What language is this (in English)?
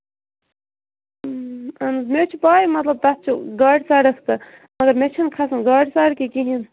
Kashmiri